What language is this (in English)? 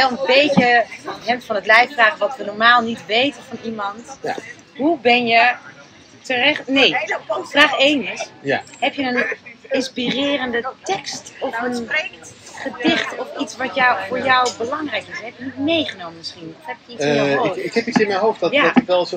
Dutch